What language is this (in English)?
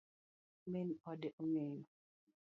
Luo (Kenya and Tanzania)